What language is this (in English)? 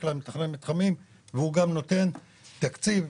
Hebrew